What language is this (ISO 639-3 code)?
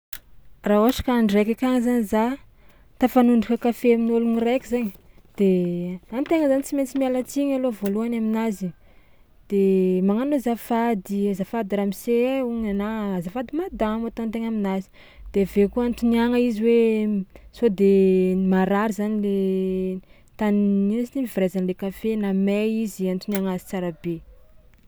xmw